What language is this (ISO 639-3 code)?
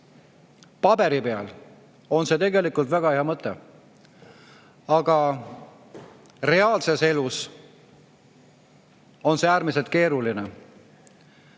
est